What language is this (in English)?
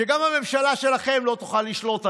Hebrew